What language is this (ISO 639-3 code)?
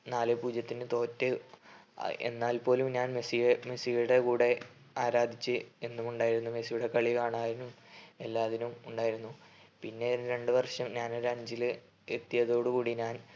mal